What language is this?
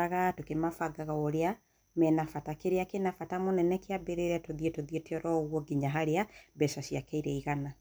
Kikuyu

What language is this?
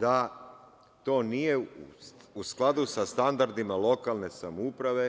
Serbian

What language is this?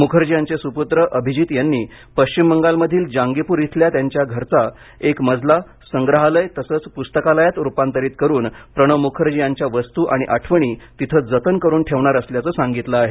Marathi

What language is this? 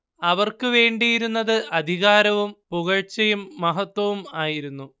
Malayalam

